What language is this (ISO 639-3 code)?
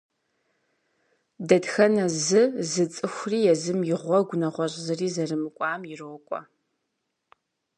kbd